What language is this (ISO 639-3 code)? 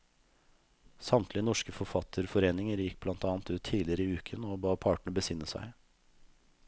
nor